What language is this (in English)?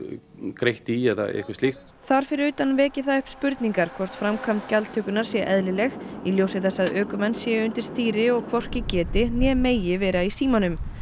Icelandic